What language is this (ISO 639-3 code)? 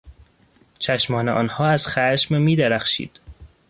fas